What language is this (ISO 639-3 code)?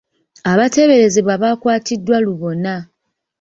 lug